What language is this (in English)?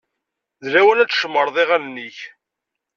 Kabyle